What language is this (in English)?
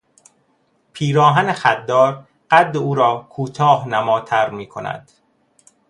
Persian